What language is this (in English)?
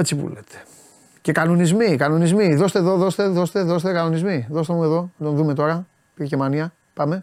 Greek